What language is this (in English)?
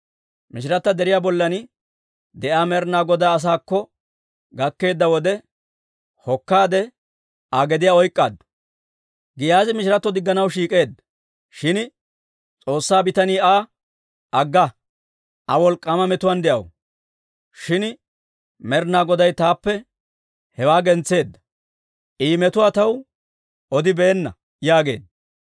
Dawro